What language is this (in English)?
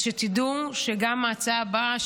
Hebrew